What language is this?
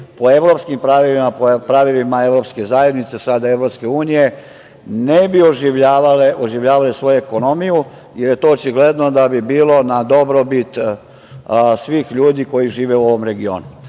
Serbian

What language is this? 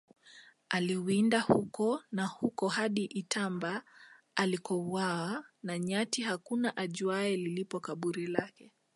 Swahili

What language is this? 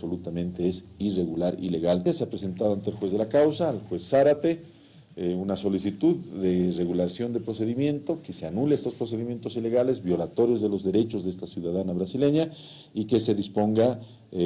Spanish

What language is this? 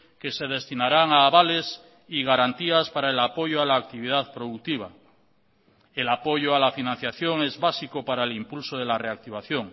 Spanish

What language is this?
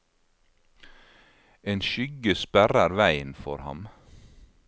Norwegian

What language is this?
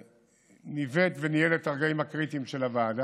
Hebrew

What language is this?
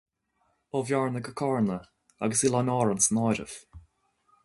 Irish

